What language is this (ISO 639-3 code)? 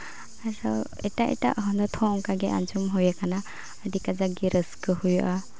sat